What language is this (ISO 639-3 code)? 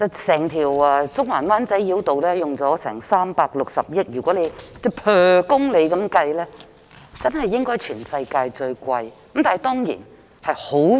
yue